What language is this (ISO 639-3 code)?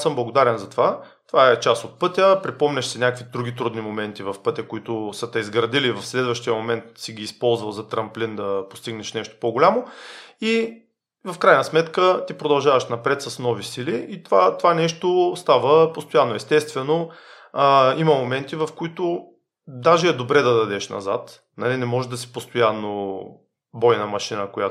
bul